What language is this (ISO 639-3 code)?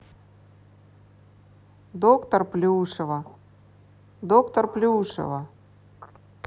rus